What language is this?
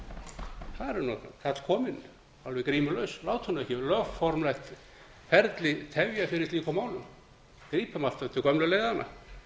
Icelandic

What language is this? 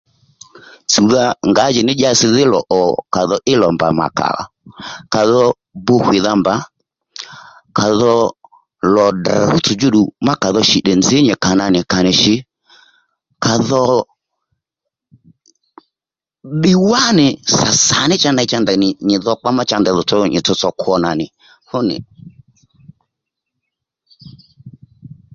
Lendu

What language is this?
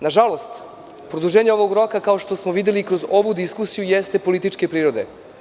Serbian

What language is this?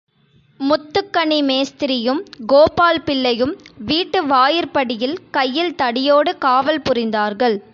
Tamil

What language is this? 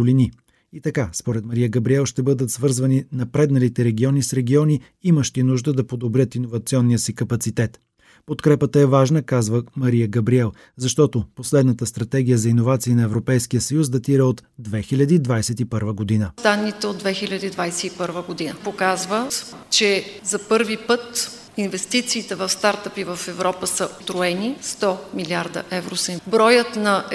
Bulgarian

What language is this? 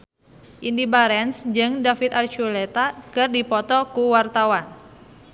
Sundanese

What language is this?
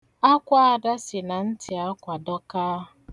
Igbo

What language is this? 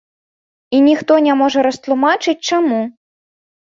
Belarusian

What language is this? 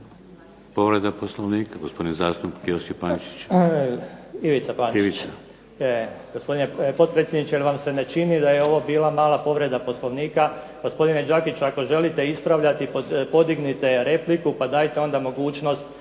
Croatian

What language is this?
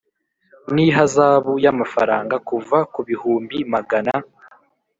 Kinyarwanda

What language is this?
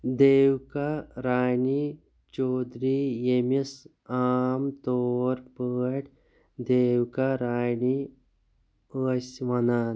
Kashmiri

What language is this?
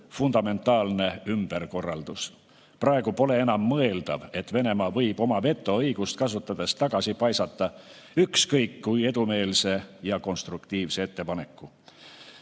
Estonian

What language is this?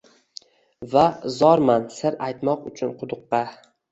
Uzbek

